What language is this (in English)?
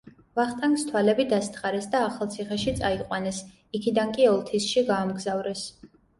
Georgian